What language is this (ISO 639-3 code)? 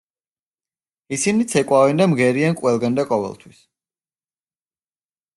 kat